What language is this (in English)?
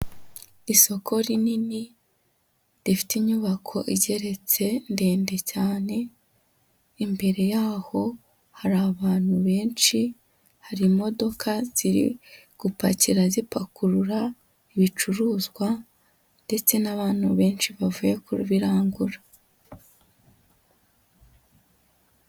Kinyarwanda